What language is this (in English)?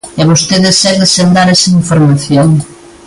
Galician